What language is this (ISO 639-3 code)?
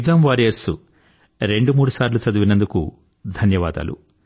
tel